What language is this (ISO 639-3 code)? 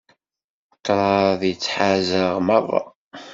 kab